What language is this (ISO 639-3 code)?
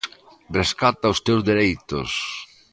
glg